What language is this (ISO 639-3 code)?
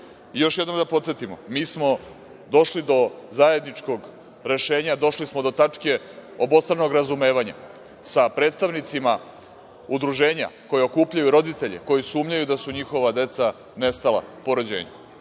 srp